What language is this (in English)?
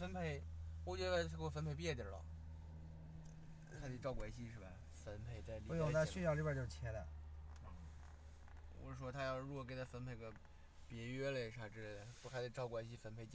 Chinese